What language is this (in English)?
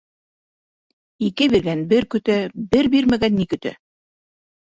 Bashkir